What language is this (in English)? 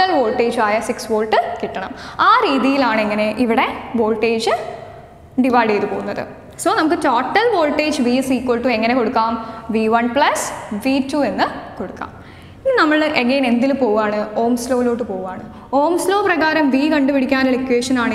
Dutch